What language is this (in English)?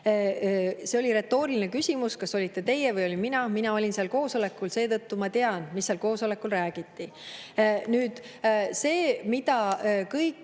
Estonian